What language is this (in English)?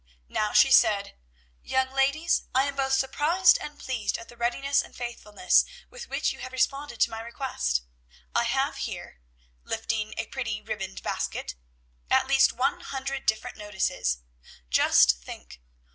English